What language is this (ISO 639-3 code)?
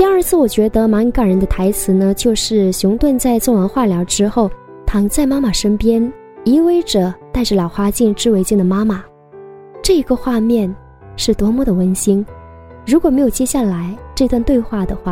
zho